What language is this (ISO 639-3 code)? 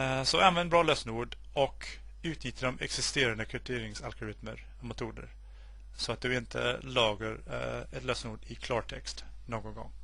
swe